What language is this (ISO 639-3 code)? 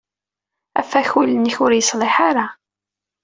kab